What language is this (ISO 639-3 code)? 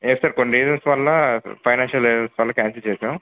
tel